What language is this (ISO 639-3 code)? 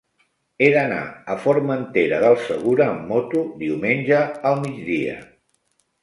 cat